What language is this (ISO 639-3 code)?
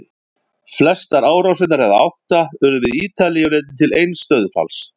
isl